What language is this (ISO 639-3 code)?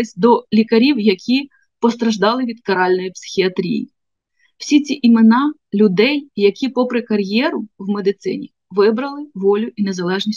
ukr